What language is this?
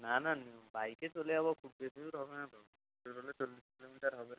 Bangla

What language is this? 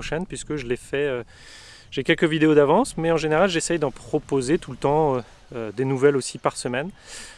French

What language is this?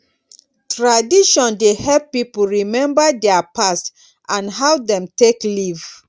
Nigerian Pidgin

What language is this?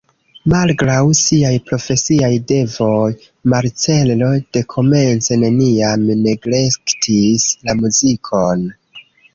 Esperanto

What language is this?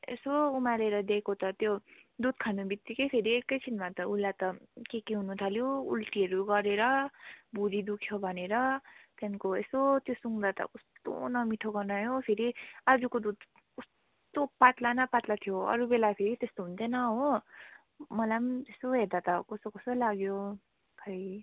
Nepali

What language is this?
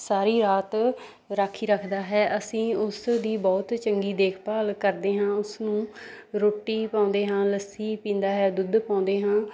Punjabi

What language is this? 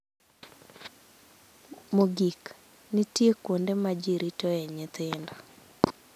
Luo (Kenya and Tanzania)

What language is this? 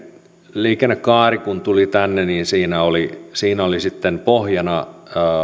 Finnish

